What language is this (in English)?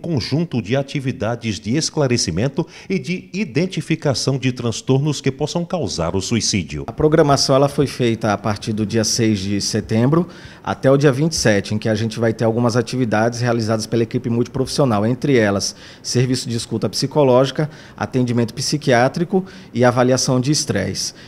Portuguese